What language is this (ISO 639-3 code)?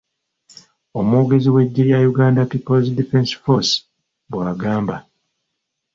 lug